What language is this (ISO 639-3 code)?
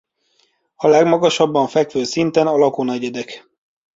hun